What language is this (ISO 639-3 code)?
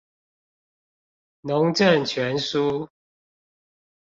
zho